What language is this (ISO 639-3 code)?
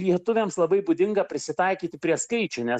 lit